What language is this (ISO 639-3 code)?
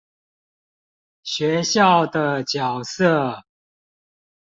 zho